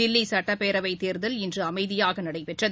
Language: Tamil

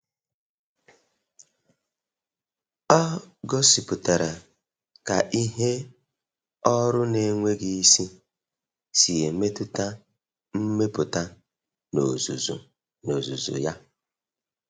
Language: Igbo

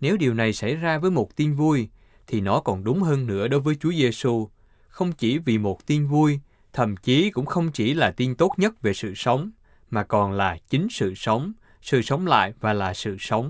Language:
Vietnamese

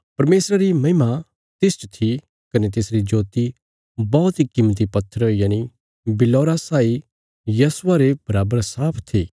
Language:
Bilaspuri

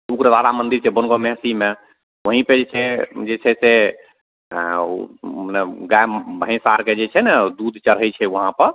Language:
Maithili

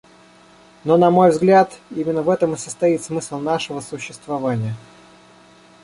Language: Russian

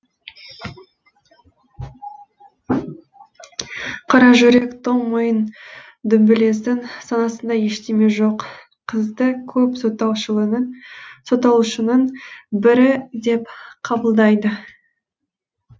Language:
Kazakh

